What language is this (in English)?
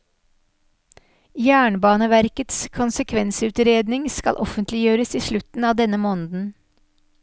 Norwegian